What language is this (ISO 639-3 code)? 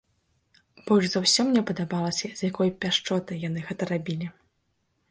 bel